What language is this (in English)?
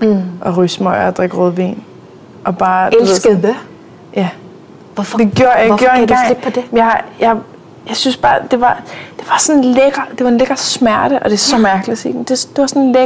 Danish